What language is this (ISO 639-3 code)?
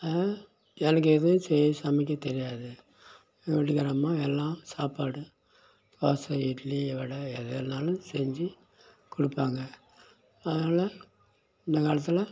tam